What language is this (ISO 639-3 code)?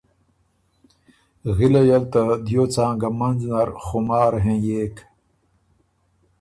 oru